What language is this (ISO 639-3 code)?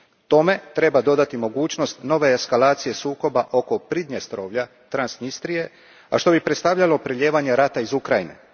hrv